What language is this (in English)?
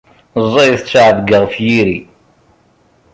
Kabyle